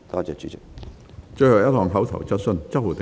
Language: Cantonese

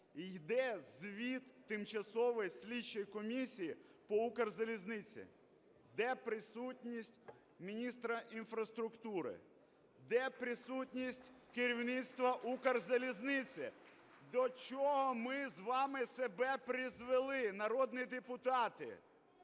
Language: Ukrainian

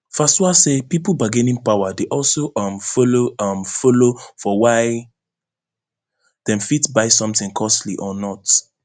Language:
Nigerian Pidgin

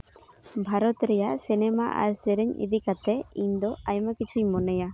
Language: Santali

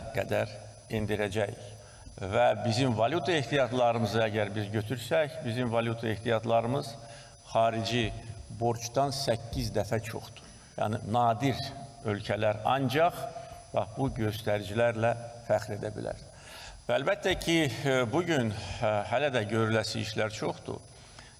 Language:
Turkish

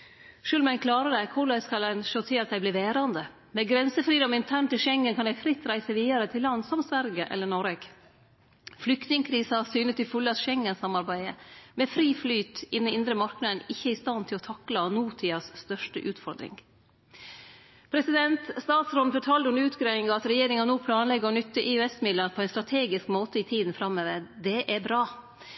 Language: Norwegian Nynorsk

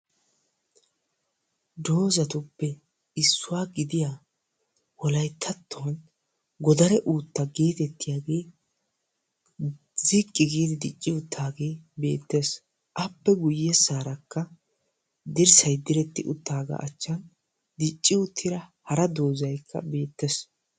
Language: Wolaytta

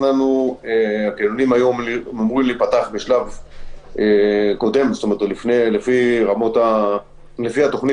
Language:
Hebrew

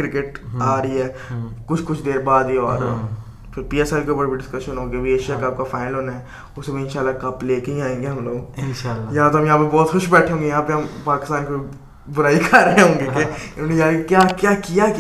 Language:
Urdu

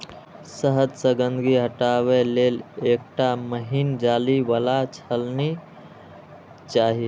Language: Maithili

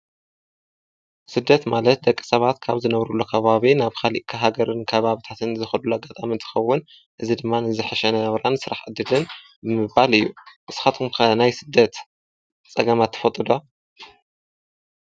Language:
Tigrinya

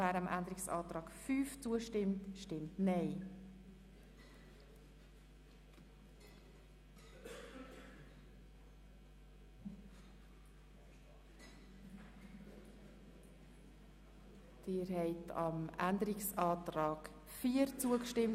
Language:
Swiss German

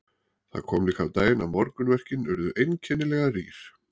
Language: Icelandic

